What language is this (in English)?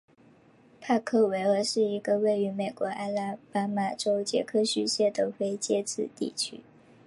Chinese